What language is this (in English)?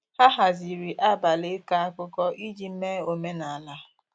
Igbo